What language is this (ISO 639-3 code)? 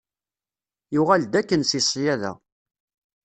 kab